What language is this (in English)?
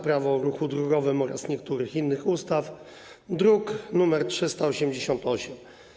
Polish